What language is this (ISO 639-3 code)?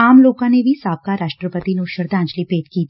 pan